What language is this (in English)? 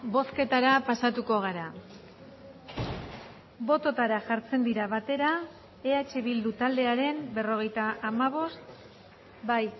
Basque